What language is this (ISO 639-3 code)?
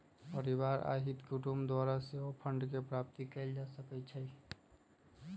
mag